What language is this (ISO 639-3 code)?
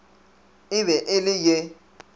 nso